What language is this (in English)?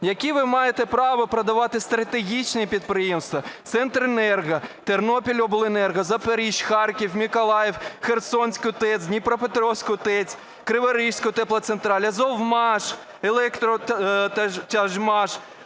Ukrainian